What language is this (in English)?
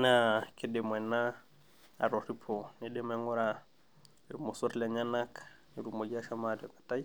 Masai